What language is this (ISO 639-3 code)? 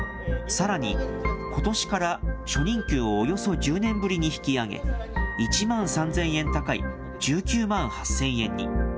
jpn